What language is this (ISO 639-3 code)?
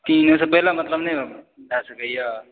mai